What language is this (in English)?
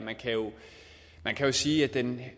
Danish